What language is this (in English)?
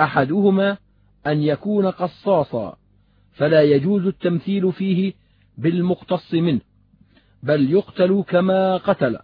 Arabic